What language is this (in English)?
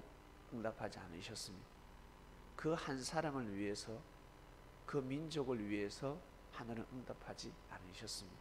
Korean